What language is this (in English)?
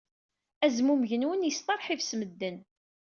Kabyle